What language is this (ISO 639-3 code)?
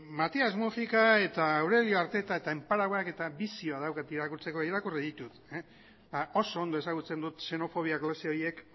eus